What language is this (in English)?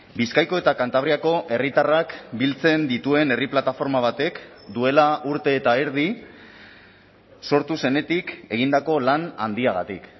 Basque